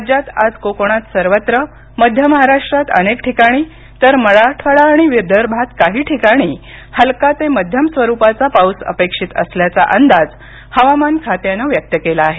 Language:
Marathi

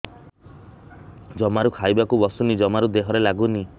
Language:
Odia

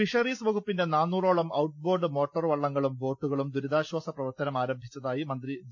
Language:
Malayalam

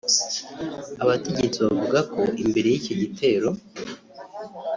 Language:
Kinyarwanda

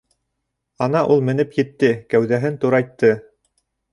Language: Bashkir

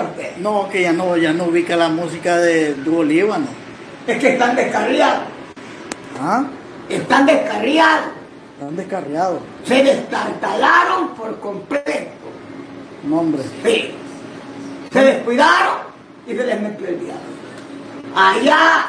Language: Spanish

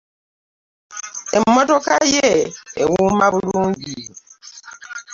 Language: Ganda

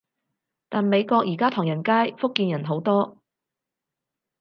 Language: Cantonese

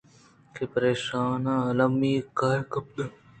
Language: Eastern Balochi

